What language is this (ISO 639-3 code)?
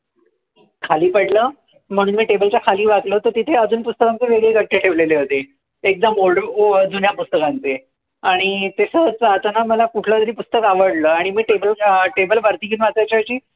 mar